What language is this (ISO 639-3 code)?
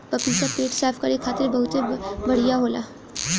bho